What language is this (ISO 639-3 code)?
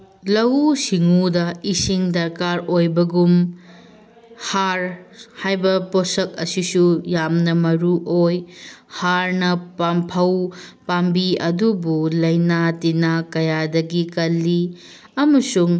mni